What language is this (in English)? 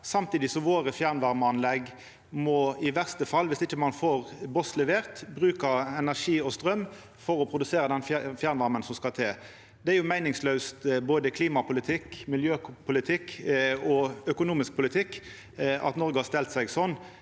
Norwegian